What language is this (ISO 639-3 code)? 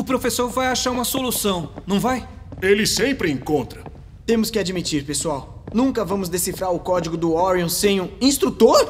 por